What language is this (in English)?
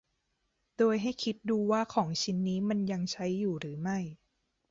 Thai